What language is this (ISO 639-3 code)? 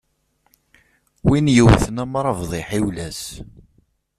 kab